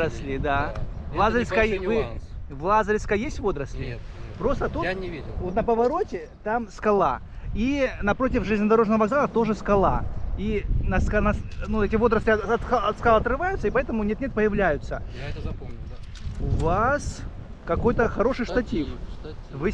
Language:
Russian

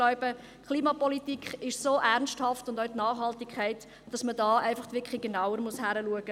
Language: Swiss German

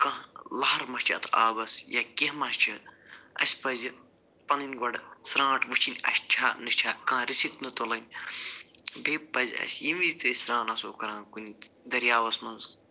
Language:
Kashmiri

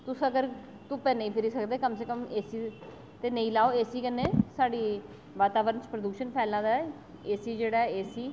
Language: Dogri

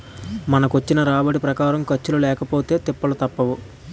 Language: Telugu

